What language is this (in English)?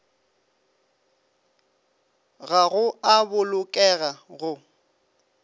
Northern Sotho